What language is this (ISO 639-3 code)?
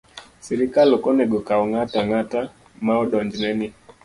luo